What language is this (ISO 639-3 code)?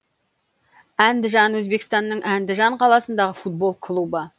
kaz